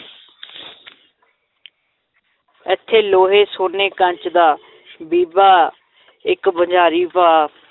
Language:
Punjabi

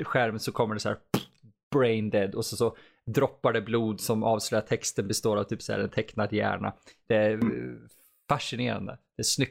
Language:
Swedish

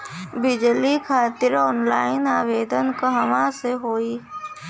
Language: Bhojpuri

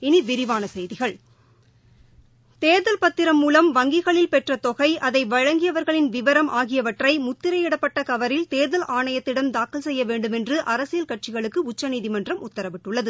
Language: Tamil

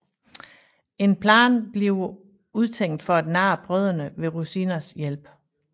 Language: Danish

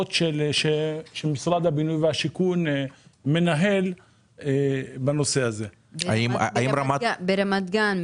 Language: Hebrew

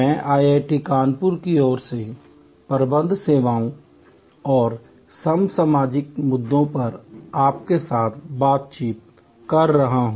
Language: Hindi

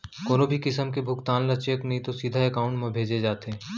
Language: Chhattisgarhi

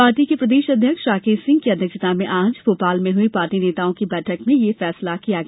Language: Hindi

